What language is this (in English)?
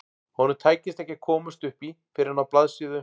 Icelandic